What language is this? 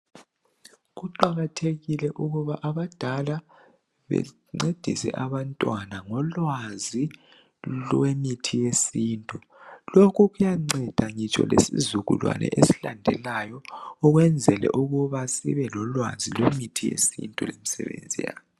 North Ndebele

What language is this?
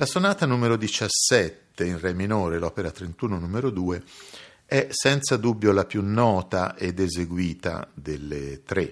Italian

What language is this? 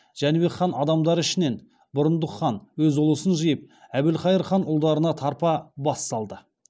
Kazakh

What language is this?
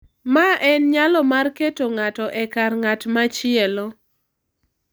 Luo (Kenya and Tanzania)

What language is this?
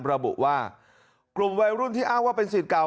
Thai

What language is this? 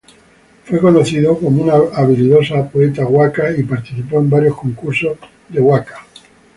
Spanish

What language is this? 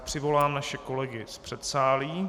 Czech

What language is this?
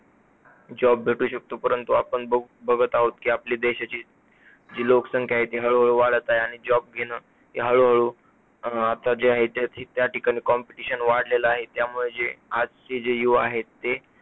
Marathi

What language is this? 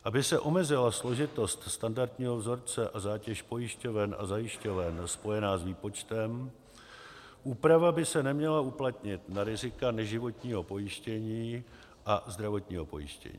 Czech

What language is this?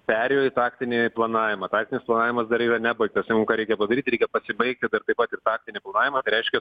Lithuanian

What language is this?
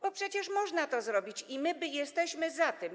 Polish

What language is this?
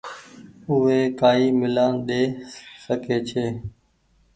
Goaria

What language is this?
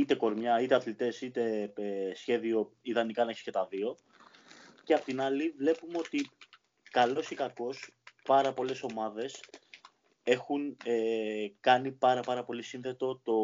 Greek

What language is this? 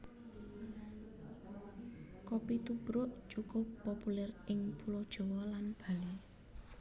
Javanese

